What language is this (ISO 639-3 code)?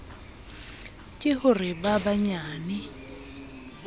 sot